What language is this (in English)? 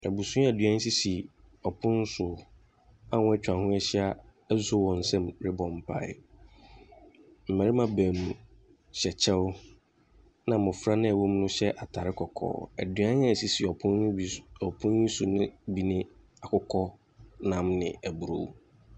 Akan